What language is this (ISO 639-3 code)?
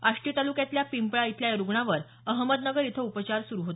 mar